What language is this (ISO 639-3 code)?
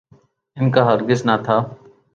urd